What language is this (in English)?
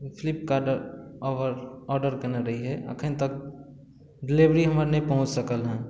Maithili